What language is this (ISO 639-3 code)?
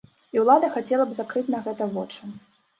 bel